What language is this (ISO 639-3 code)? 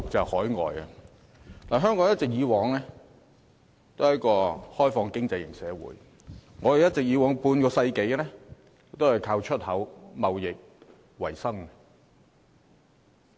yue